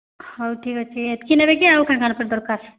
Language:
Odia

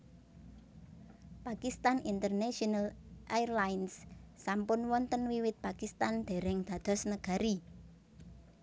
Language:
Javanese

